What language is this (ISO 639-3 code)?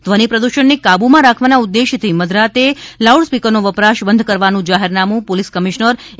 guj